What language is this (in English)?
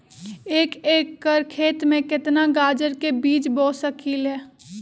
Magahi